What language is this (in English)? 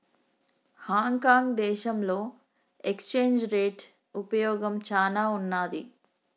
Telugu